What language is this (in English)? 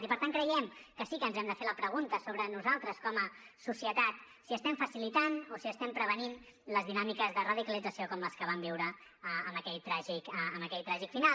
Catalan